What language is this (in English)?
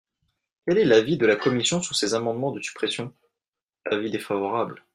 French